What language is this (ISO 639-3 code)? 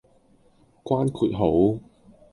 yue